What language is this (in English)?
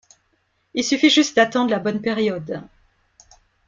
French